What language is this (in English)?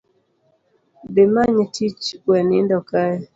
Luo (Kenya and Tanzania)